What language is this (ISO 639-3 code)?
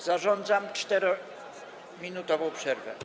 pol